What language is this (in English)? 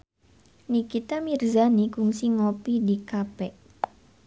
Sundanese